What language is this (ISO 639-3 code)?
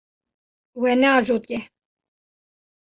kur